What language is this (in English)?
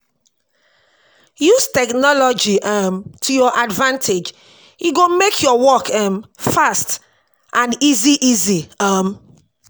Nigerian Pidgin